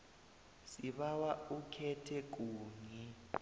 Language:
South Ndebele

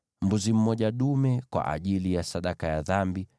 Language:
Swahili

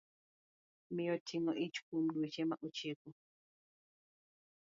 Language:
Luo (Kenya and Tanzania)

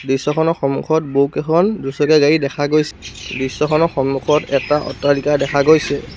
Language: Assamese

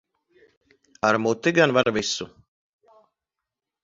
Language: Latvian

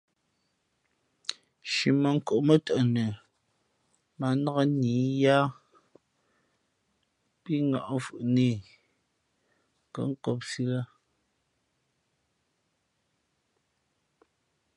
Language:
Fe'fe'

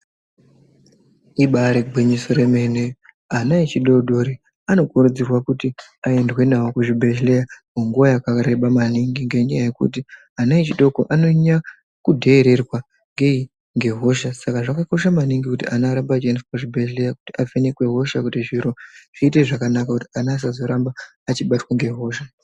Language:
Ndau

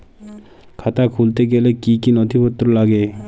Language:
Bangla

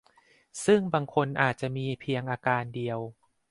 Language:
Thai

